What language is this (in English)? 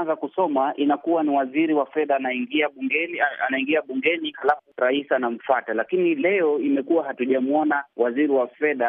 Swahili